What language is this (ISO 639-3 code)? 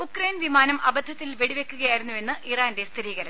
mal